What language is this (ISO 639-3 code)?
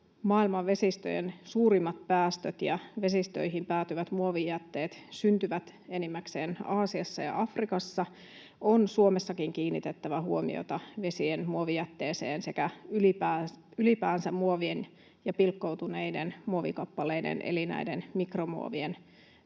fin